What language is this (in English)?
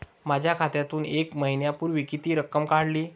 Marathi